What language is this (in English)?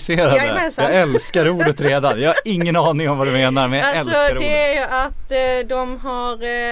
Swedish